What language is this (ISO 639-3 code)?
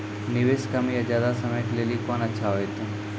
mai